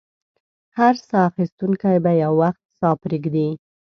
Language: Pashto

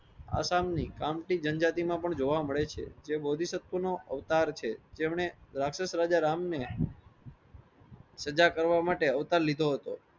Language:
Gujarati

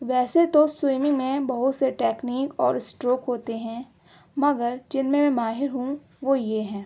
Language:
Urdu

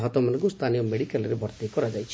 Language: Odia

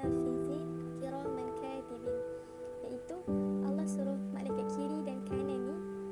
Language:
Malay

